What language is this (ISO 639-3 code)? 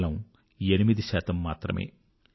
tel